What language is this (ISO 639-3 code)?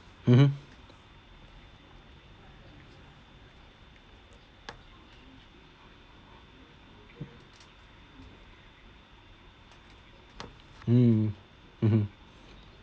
eng